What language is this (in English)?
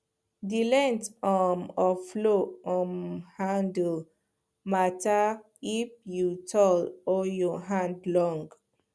Nigerian Pidgin